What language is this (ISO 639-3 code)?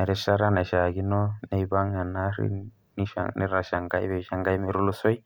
mas